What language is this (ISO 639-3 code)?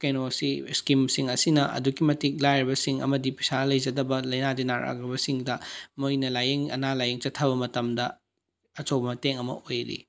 mni